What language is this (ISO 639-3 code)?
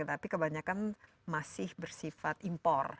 ind